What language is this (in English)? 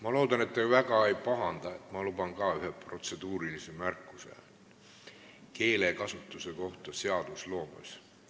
Estonian